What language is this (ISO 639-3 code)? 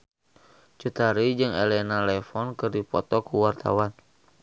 sun